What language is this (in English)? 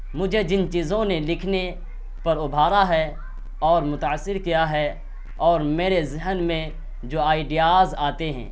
Urdu